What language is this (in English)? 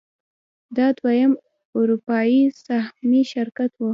Pashto